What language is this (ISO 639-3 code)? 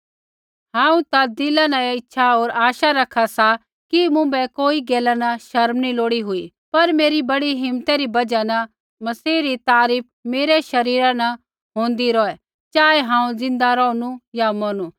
kfx